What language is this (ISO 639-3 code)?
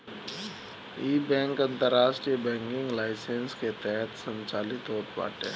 bho